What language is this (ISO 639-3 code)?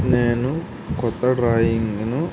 tel